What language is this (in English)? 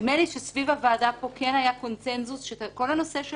Hebrew